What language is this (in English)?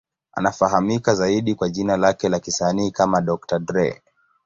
Swahili